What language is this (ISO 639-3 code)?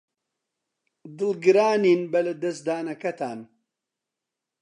ckb